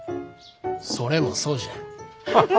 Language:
Japanese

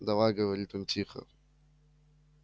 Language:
Russian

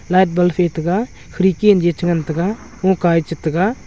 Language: Wancho Naga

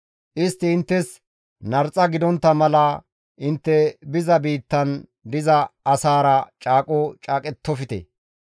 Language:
Gamo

